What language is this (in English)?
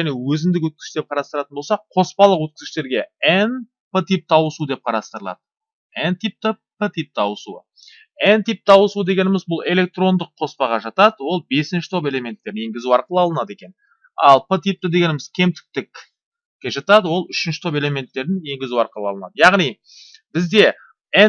Turkish